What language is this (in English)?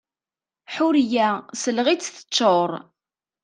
Kabyle